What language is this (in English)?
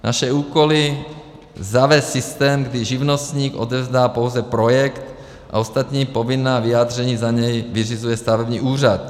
Czech